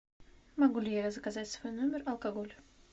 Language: Russian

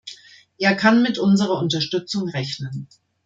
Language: German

